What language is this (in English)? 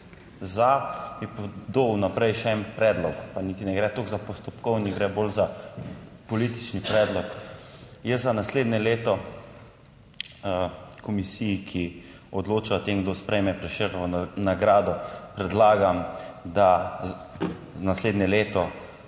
Slovenian